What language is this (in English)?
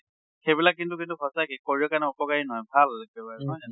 Assamese